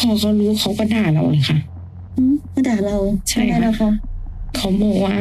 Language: Thai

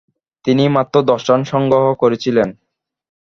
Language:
Bangla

